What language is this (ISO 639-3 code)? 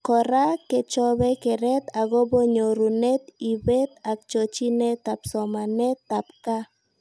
kln